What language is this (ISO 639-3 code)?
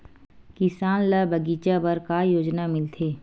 hne